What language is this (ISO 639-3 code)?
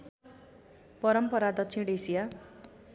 nep